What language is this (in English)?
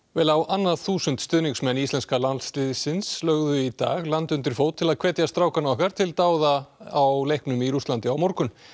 Icelandic